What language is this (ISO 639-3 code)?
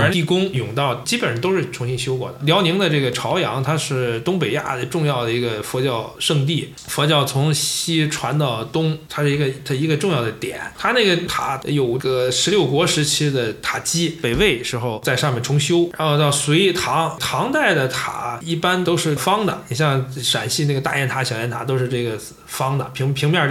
zho